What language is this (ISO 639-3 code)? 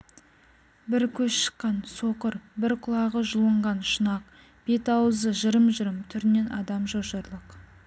kaz